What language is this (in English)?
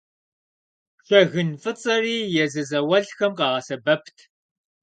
Kabardian